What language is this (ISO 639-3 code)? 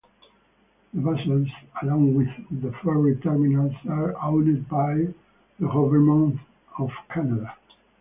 eng